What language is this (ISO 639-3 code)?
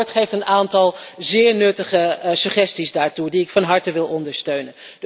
nld